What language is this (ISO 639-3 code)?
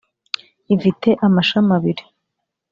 kin